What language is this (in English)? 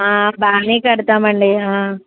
Telugu